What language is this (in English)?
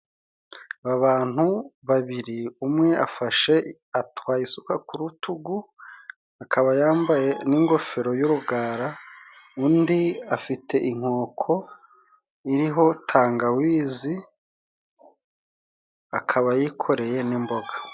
Kinyarwanda